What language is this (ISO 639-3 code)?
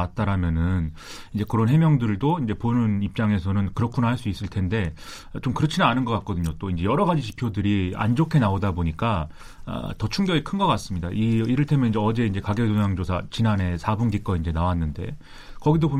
kor